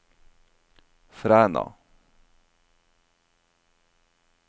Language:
Norwegian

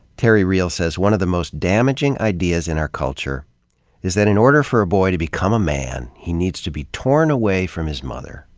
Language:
English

